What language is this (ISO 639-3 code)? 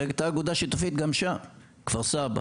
heb